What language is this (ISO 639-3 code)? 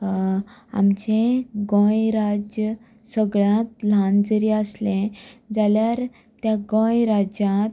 kok